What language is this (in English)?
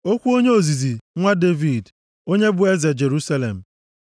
Igbo